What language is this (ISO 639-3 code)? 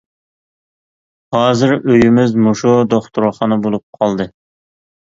uig